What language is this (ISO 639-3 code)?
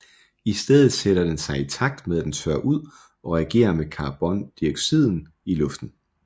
dan